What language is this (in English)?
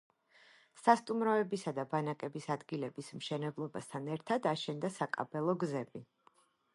Georgian